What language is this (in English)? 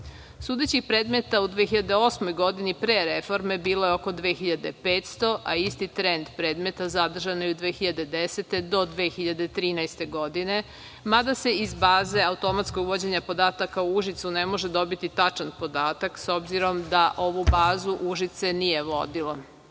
Serbian